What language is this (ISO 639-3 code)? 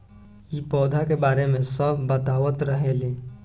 bho